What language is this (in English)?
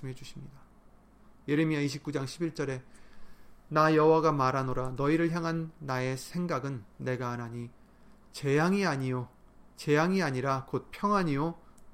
Korean